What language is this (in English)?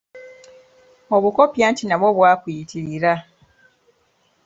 Ganda